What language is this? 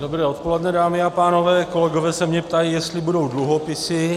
Czech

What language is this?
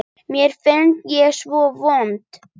Icelandic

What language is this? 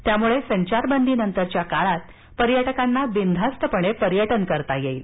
Marathi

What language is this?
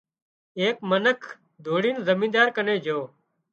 Wadiyara Koli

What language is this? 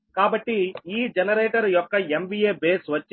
Telugu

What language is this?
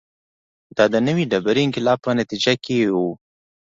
Pashto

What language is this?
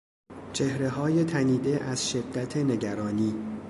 Persian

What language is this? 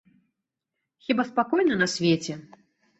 Belarusian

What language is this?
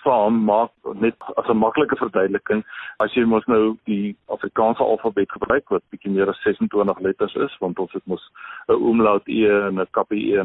Swedish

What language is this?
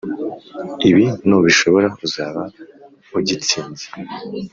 Kinyarwanda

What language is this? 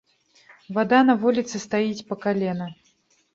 Belarusian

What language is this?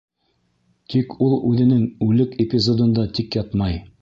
Bashkir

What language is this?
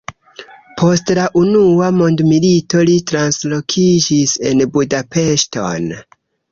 Esperanto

